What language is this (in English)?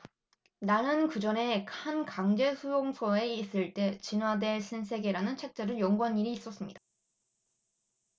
Korean